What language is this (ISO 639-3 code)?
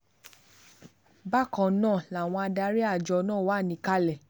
yor